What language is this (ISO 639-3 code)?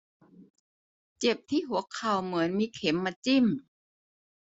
tha